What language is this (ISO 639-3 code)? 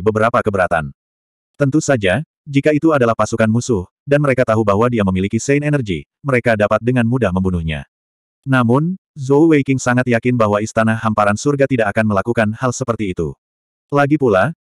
ind